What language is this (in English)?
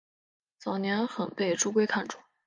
Chinese